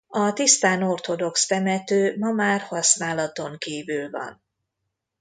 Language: Hungarian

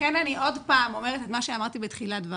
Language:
Hebrew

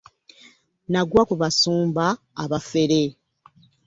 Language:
Ganda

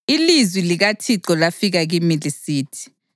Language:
North Ndebele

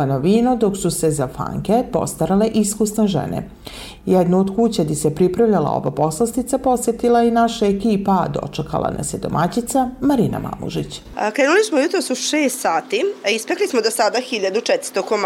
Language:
Croatian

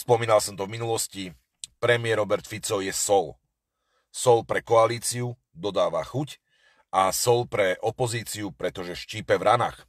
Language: Slovak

